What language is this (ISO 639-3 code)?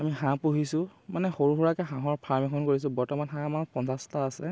asm